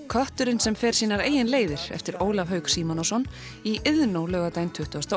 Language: Icelandic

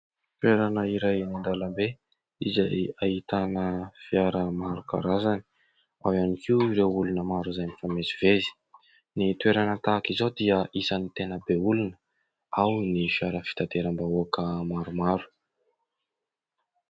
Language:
Malagasy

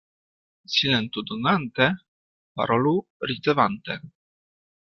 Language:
Esperanto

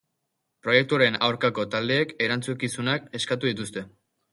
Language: Basque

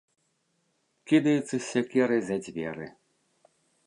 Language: Belarusian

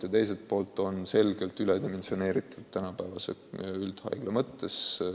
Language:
Estonian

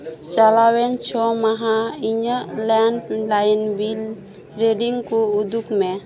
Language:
Santali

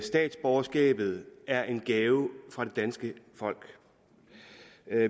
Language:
Danish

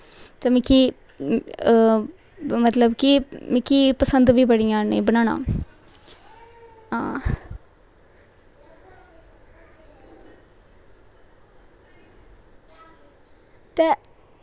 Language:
Dogri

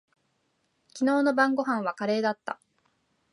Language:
Japanese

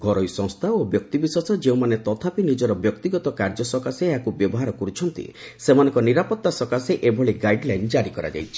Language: Odia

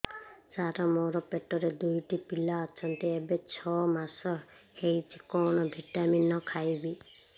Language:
Odia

